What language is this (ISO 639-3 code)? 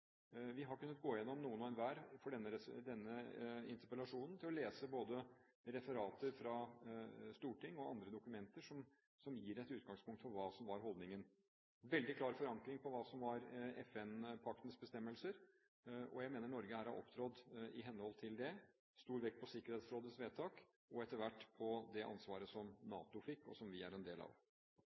nob